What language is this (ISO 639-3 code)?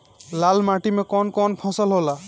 bho